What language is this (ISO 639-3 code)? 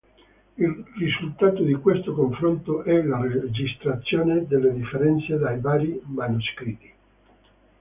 ita